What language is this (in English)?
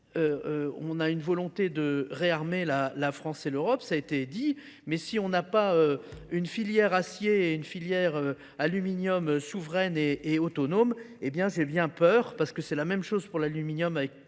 French